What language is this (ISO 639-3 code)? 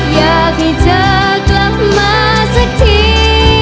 tha